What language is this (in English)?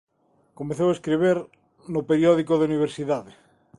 Galician